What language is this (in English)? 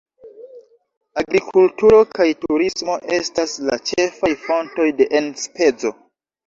Esperanto